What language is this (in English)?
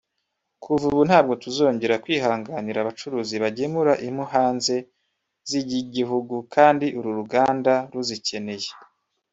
Kinyarwanda